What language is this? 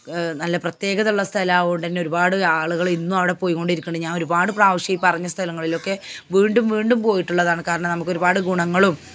Malayalam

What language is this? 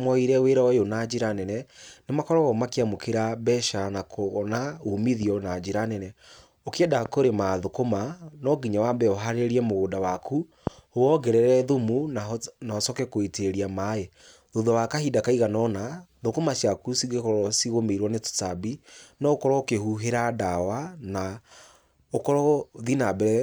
Kikuyu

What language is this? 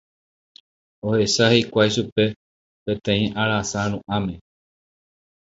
Guarani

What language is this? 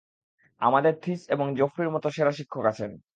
Bangla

